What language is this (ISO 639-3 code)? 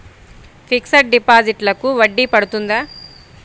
tel